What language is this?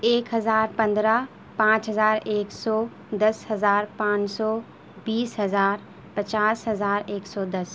Urdu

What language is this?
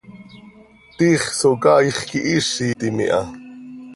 Seri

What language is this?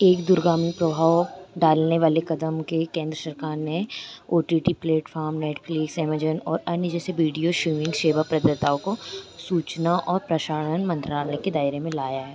Hindi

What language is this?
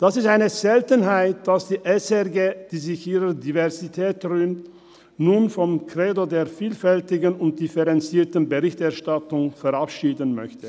Swiss German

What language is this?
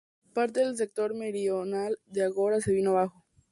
Spanish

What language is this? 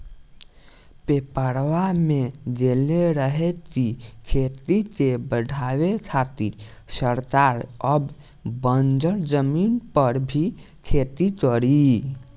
Bhojpuri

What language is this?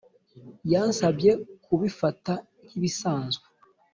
Kinyarwanda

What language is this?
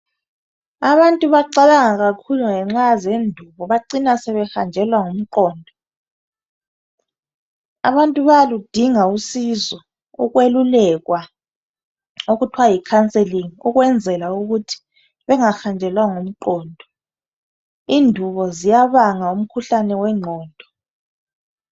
North Ndebele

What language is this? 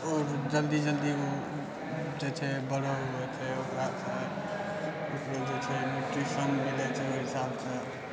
Maithili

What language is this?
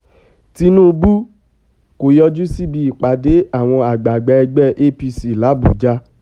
Yoruba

